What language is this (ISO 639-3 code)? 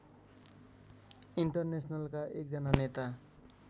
nep